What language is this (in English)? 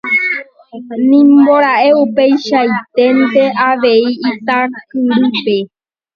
Guarani